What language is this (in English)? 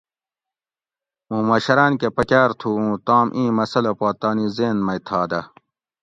Gawri